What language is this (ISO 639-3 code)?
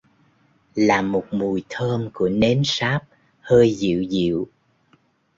vie